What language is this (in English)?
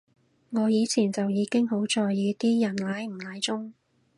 Cantonese